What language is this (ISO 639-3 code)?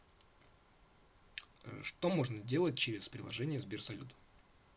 rus